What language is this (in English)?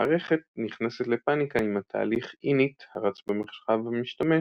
Hebrew